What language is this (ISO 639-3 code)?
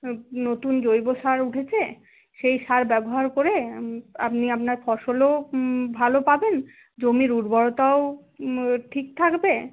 ben